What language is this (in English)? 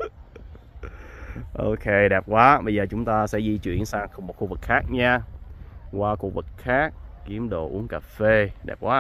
Vietnamese